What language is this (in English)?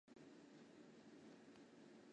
Chinese